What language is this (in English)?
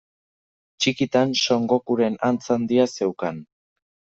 Basque